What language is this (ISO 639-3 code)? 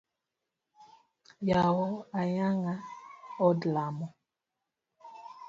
luo